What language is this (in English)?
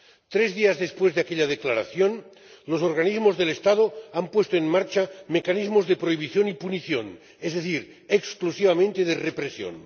Spanish